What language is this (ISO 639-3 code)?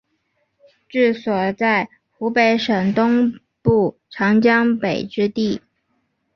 zho